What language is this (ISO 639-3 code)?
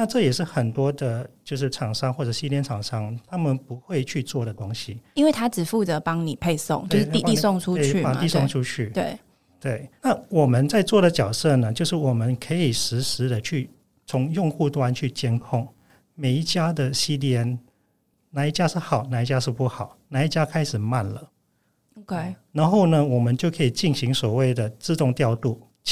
zho